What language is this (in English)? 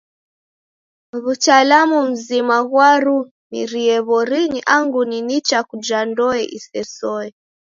Taita